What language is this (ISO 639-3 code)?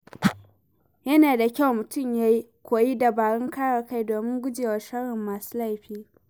hau